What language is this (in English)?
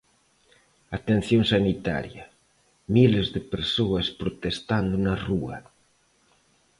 Galician